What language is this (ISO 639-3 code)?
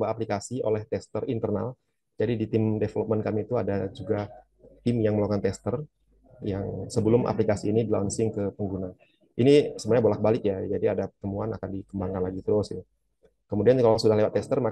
ind